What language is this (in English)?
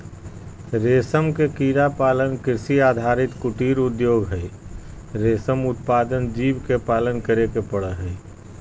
Magahi